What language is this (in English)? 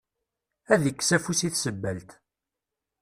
Kabyle